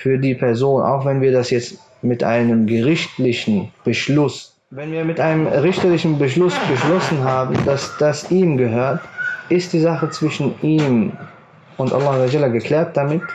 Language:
German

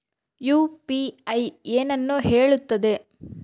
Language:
Kannada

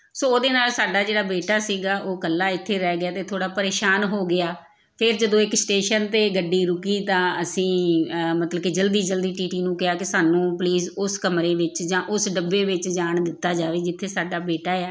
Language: Punjabi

